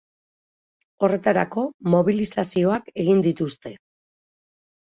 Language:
Basque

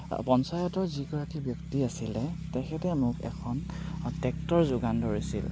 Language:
Assamese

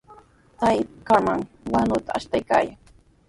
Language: Sihuas Ancash Quechua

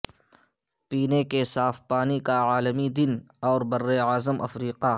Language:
Urdu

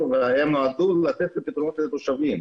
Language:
Hebrew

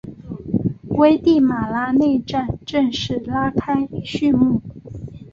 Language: Chinese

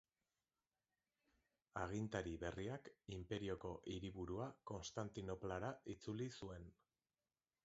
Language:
Basque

